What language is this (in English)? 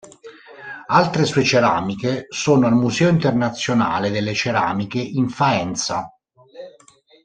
Italian